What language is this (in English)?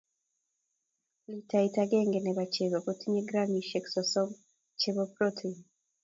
Kalenjin